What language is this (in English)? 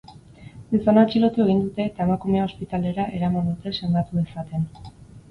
Basque